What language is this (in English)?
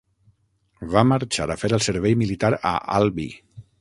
Catalan